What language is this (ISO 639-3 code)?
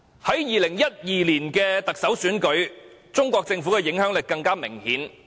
yue